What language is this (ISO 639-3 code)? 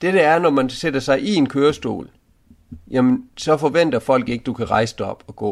dan